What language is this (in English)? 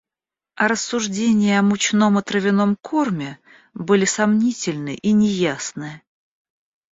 Russian